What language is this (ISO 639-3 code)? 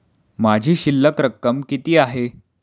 mar